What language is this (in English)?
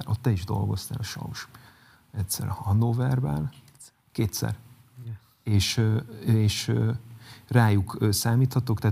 Hungarian